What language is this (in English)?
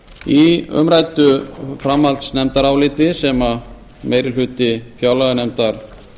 Icelandic